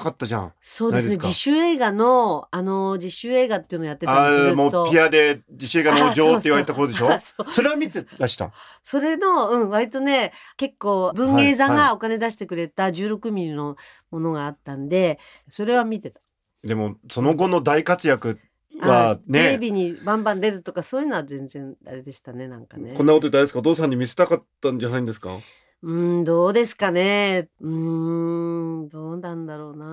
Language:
Japanese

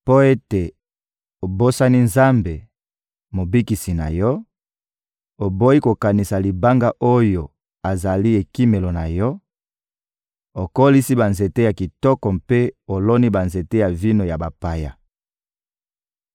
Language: Lingala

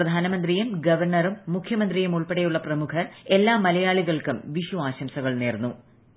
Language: Malayalam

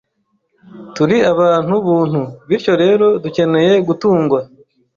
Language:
Kinyarwanda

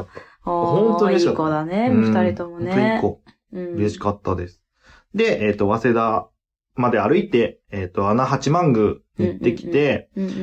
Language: Japanese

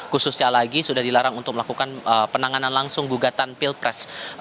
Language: Indonesian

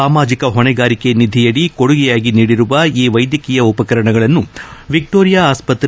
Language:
Kannada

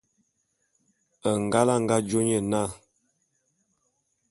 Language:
Bulu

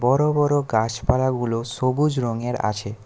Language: Bangla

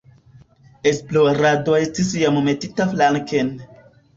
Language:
Esperanto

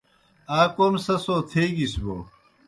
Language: Kohistani Shina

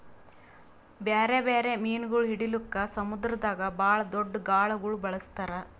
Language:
Kannada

